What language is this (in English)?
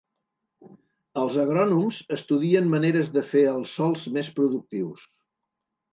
Catalan